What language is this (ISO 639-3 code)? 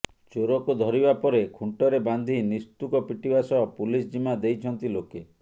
ori